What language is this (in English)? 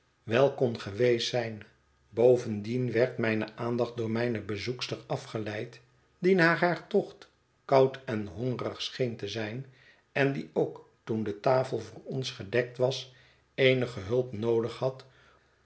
Dutch